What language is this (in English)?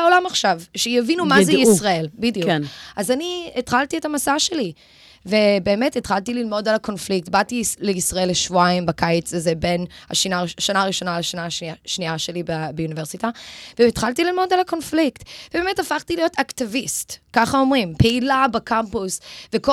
Hebrew